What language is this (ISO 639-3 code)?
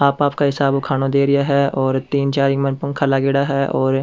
raj